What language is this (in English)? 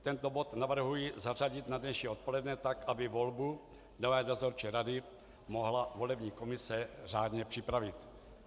Czech